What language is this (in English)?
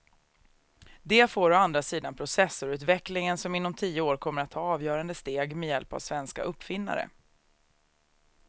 Swedish